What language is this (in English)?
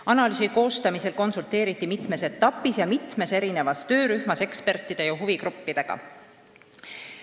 Estonian